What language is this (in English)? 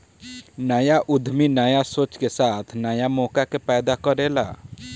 Bhojpuri